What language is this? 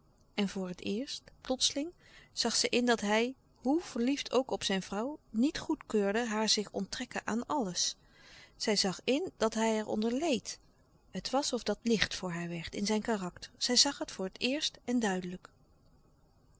Dutch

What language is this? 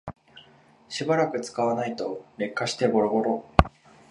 Japanese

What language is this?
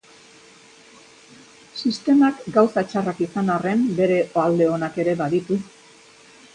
Basque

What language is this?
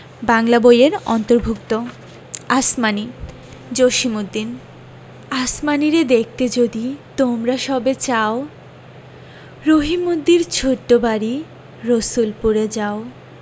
Bangla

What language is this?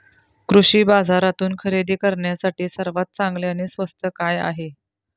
Marathi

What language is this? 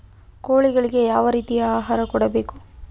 Kannada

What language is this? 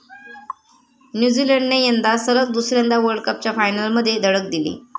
Marathi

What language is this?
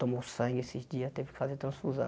Portuguese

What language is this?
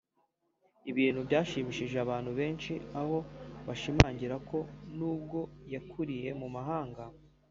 Kinyarwanda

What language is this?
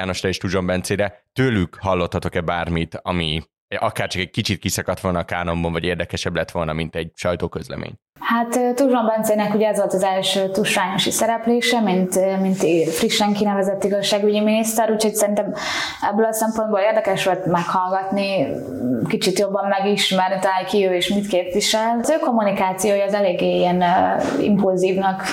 Hungarian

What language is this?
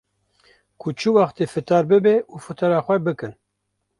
Kurdish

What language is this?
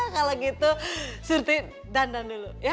Indonesian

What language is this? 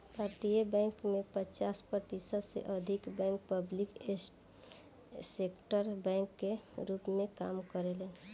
Bhojpuri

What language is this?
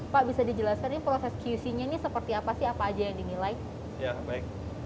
Indonesian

